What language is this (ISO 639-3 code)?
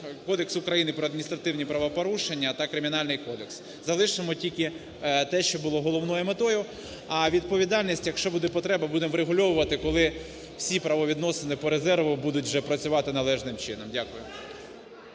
ukr